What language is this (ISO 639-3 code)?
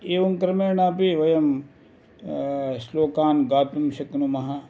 san